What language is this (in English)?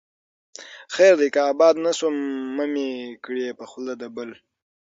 Pashto